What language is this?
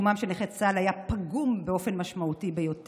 Hebrew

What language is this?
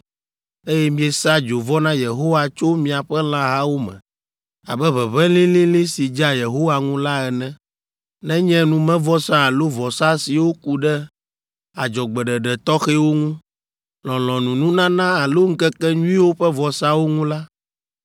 Ewe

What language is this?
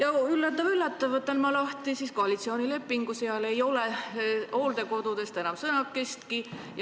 Estonian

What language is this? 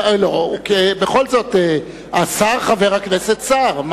Hebrew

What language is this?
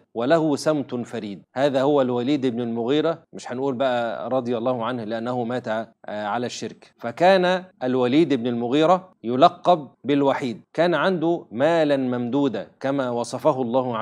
Arabic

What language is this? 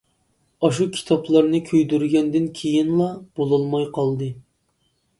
Uyghur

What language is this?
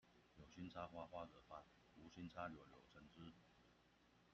Chinese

